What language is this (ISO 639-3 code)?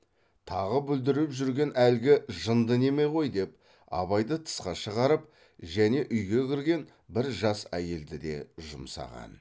kaz